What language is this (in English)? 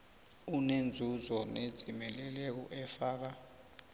South Ndebele